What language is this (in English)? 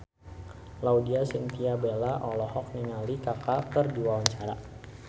Sundanese